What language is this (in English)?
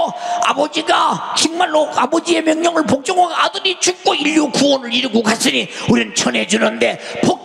Korean